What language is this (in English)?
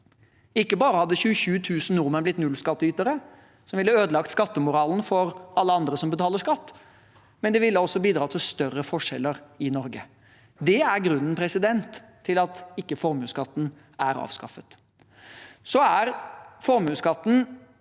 Norwegian